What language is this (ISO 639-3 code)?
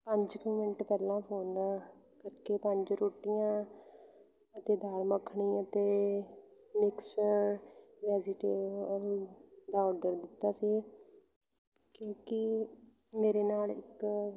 pan